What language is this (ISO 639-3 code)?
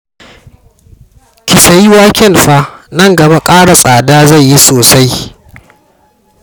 hau